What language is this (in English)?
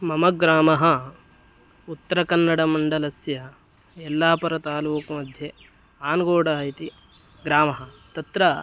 Sanskrit